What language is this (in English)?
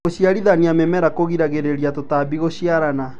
Kikuyu